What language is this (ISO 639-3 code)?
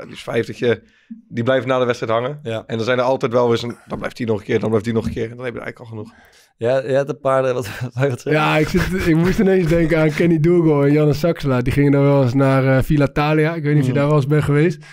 nld